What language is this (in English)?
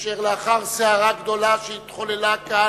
Hebrew